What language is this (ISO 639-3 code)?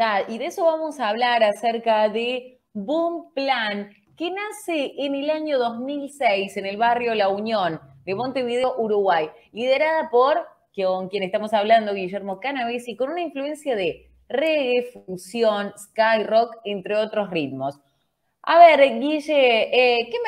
spa